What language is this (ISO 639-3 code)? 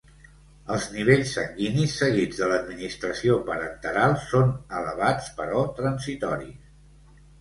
cat